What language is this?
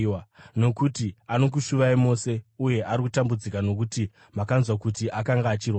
Shona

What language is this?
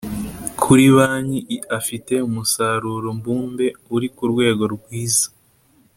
Kinyarwanda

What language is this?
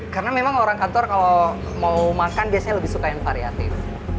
Indonesian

